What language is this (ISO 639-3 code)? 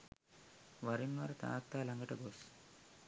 sin